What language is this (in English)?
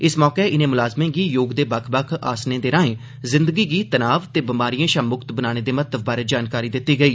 Dogri